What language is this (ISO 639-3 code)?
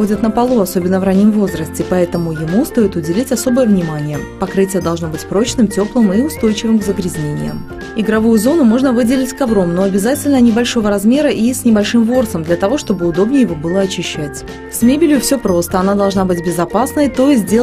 rus